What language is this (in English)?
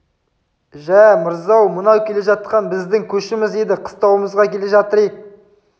Kazakh